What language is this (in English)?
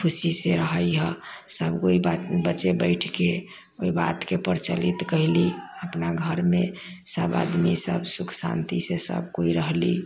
Maithili